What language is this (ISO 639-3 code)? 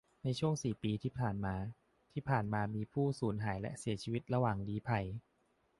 tha